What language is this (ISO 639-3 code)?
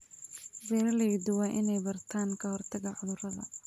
som